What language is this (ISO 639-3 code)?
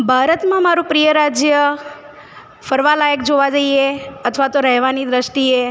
guj